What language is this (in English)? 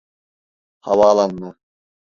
Turkish